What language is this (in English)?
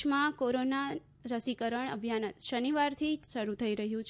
Gujarati